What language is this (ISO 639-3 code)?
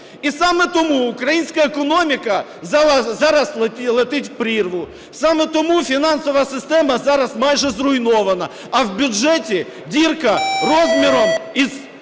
ukr